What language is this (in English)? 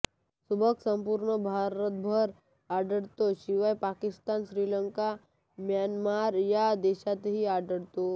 Marathi